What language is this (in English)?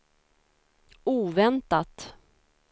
Swedish